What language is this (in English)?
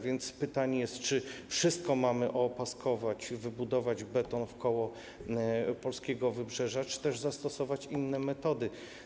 Polish